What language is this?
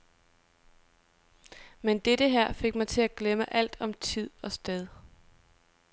Danish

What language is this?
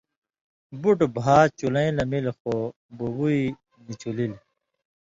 Indus Kohistani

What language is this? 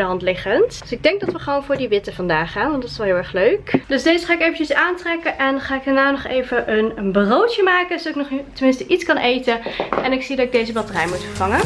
Dutch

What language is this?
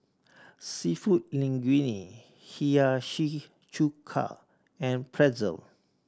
English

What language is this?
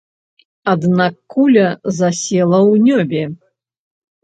Belarusian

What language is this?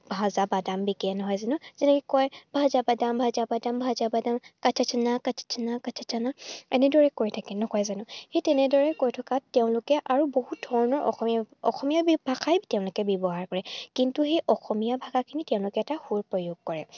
Assamese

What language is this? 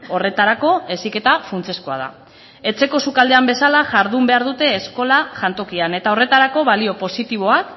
Basque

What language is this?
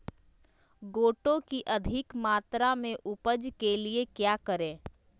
Magahi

